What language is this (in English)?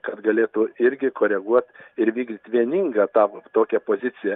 Lithuanian